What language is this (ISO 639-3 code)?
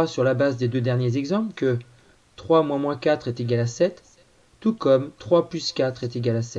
fra